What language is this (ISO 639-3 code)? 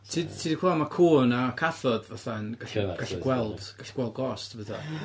cym